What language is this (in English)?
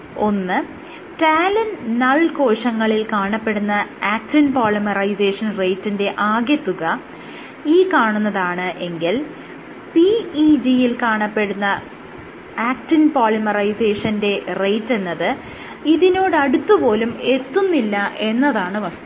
Malayalam